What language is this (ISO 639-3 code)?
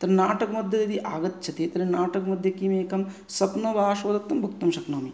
san